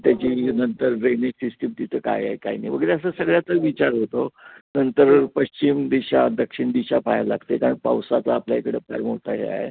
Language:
Marathi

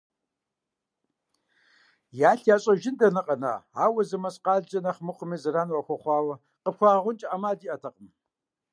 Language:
Kabardian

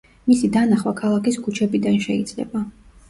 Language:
Georgian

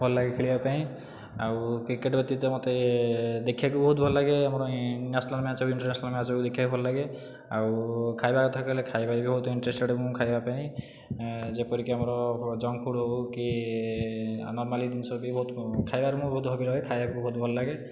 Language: Odia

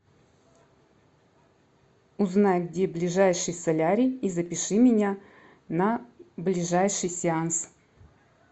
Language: Russian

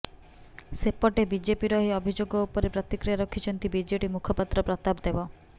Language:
Odia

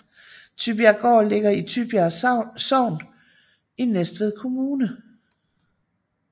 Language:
Danish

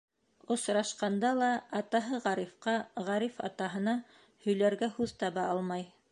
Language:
Bashkir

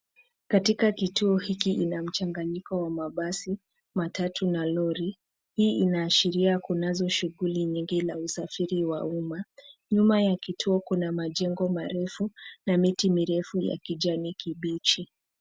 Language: Swahili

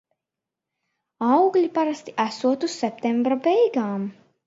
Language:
Latvian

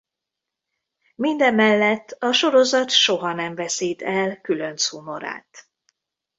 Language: Hungarian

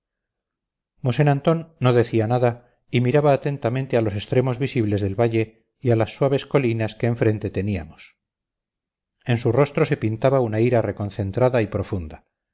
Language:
Spanish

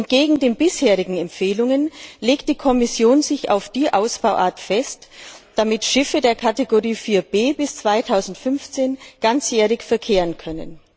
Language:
German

